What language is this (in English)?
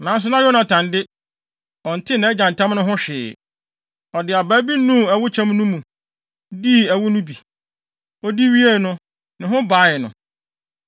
Akan